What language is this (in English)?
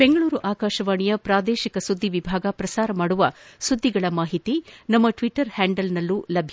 Kannada